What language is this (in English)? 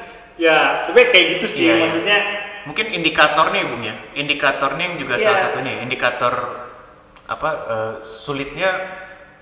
Indonesian